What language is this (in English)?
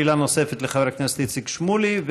Hebrew